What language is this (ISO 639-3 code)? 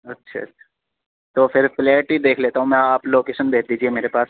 urd